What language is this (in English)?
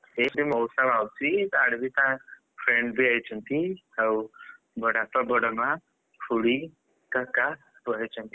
Odia